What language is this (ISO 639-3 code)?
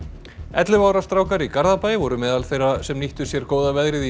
isl